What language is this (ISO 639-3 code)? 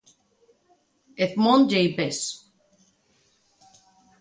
glg